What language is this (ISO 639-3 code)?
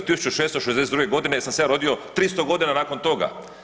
hrv